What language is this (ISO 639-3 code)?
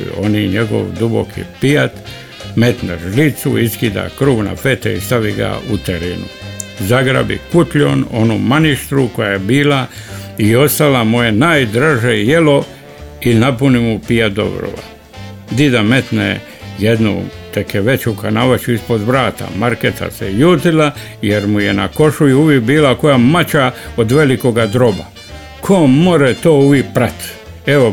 hrv